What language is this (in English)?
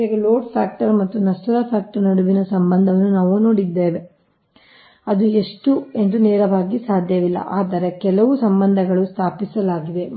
Kannada